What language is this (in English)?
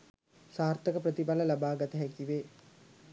Sinhala